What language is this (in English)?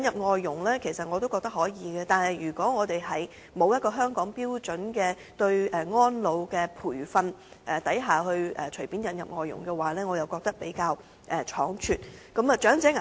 Cantonese